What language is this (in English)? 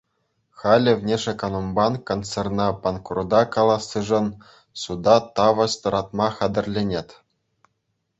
Chuvash